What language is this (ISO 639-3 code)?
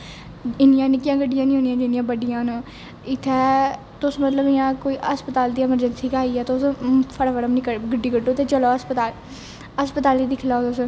doi